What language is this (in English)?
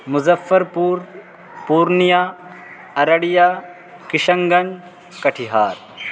Urdu